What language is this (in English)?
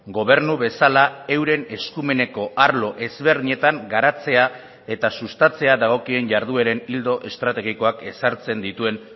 Basque